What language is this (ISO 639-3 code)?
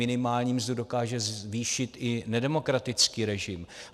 ces